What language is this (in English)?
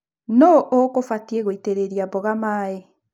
Kikuyu